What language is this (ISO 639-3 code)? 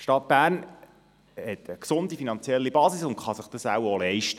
gsw